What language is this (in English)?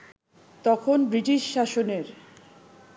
Bangla